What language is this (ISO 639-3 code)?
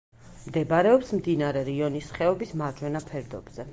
kat